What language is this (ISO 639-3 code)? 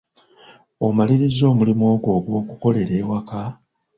lug